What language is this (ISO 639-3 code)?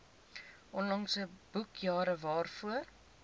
afr